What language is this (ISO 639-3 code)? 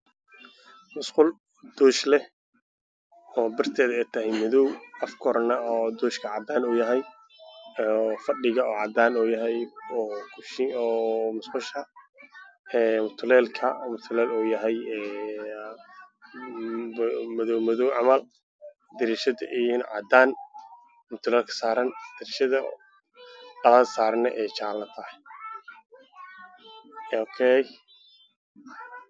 som